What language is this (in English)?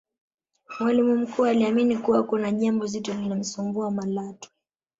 Swahili